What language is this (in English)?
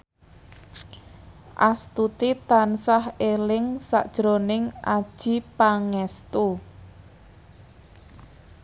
Javanese